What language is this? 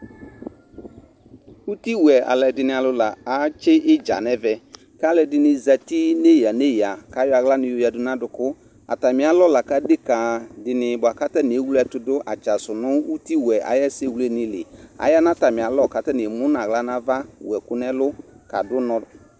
Ikposo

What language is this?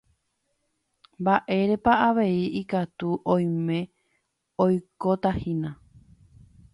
Guarani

